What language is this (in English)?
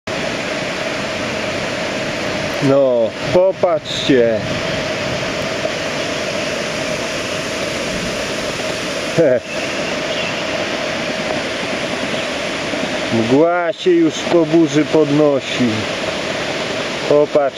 Polish